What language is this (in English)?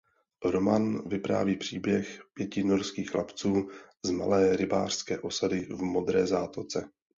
Czech